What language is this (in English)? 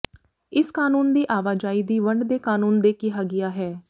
Punjabi